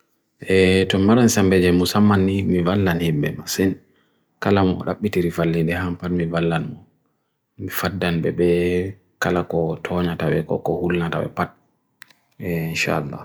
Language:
Bagirmi Fulfulde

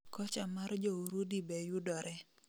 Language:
Luo (Kenya and Tanzania)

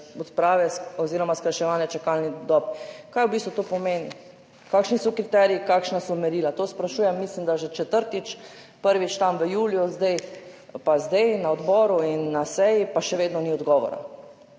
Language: Slovenian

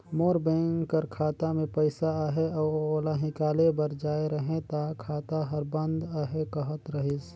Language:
Chhattisgarhi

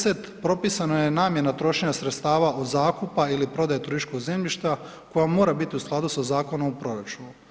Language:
Croatian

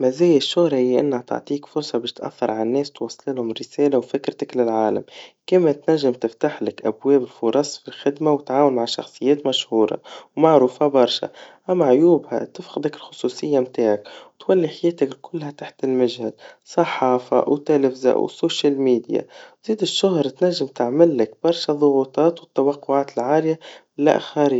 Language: Tunisian Arabic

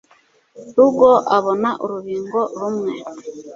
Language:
Kinyarwanda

